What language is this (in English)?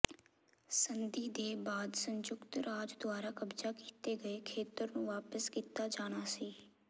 Punjabi